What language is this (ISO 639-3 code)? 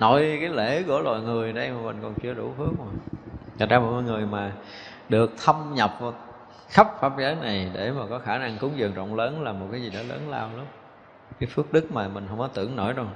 vie